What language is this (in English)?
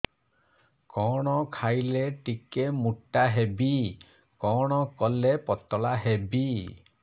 Odia